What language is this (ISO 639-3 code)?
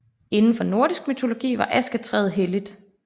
dan